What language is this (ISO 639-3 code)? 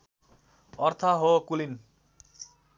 nep